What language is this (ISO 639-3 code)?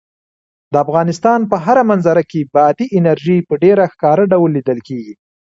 pus